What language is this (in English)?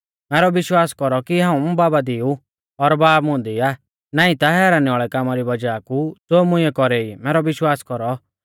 Mahasu Pahari